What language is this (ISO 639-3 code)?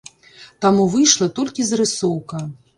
bel